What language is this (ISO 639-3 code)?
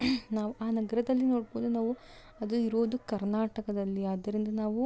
kan